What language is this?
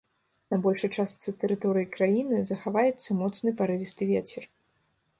Belarusian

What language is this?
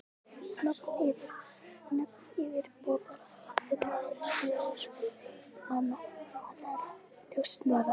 Icelandic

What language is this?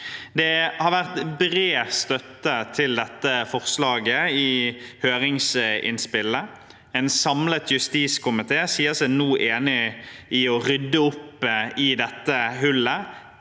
Norwegian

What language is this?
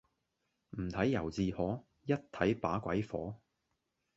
Cantonese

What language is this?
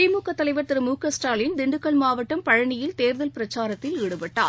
Tamil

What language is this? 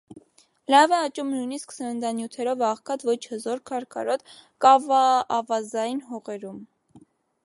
Armenian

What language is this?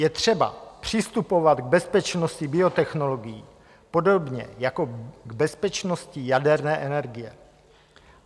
Czech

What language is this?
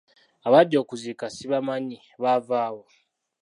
Ganda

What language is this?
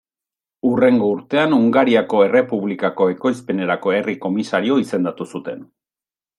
Basque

